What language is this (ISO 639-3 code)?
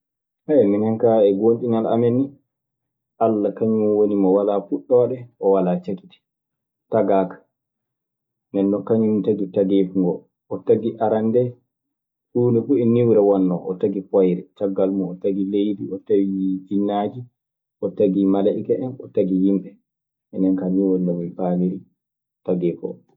ffm